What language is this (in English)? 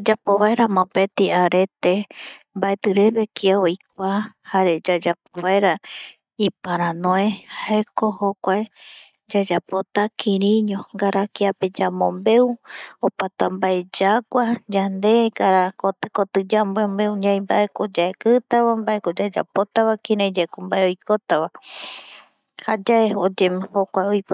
Eastern Bolivian Guaraní